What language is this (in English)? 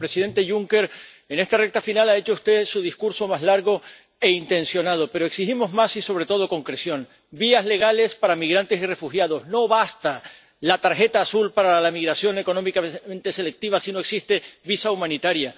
Spanish